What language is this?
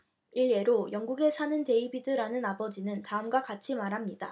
Korean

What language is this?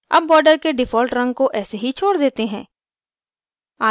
Hindi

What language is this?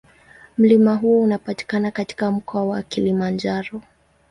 Swahili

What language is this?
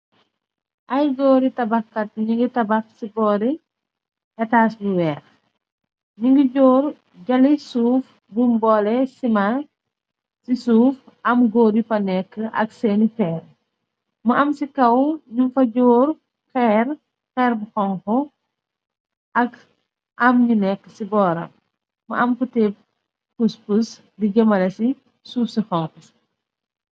Wolof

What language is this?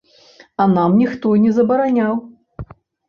Belarusian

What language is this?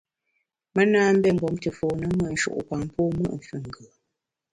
Bamun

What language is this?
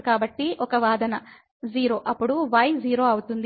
Telugu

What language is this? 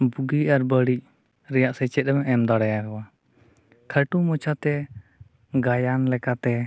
Santali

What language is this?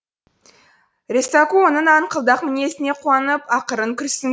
Kazakh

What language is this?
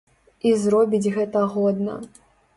Belarusian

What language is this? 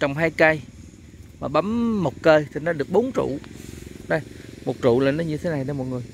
Vietnamese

